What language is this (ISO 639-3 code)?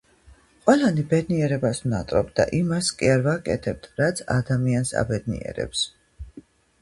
kat